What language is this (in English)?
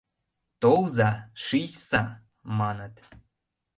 Mari